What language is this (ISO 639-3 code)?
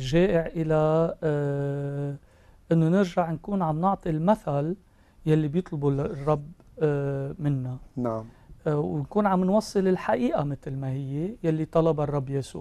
ara